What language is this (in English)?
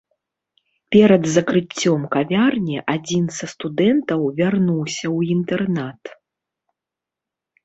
Belarusian